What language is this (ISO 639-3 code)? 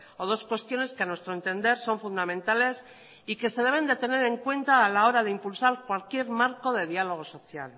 spa